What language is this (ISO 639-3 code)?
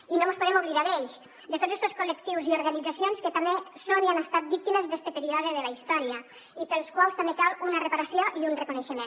cat